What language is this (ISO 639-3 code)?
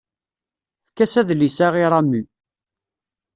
kab